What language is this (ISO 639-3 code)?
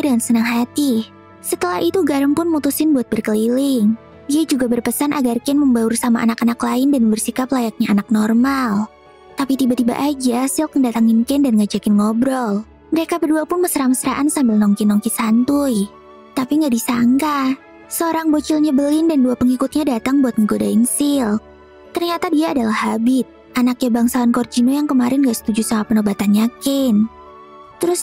ind